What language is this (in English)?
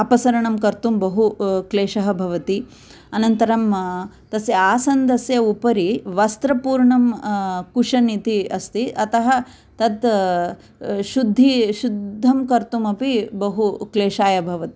Sanskrit